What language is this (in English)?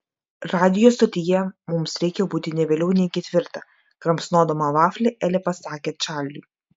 Lithuanian